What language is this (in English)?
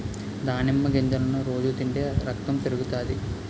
Telugu